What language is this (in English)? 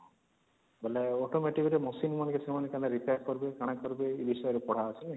Odia